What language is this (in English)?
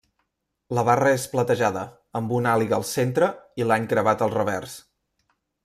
Catalan